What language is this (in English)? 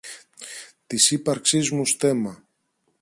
Greek